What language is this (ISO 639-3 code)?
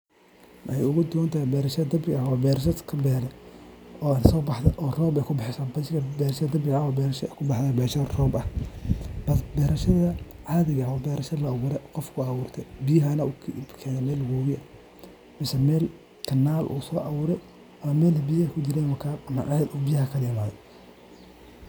som